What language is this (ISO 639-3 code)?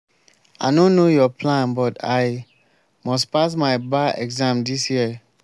pcm